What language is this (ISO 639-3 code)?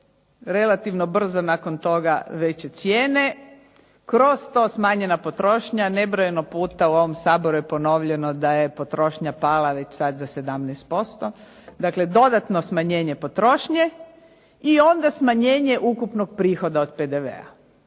hrv